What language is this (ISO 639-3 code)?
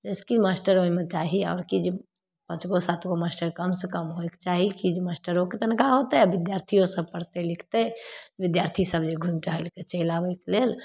mai